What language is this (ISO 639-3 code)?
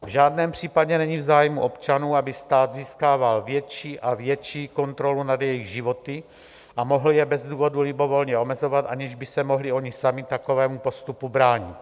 ces